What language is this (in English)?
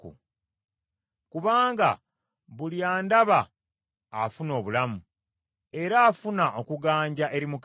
Ganda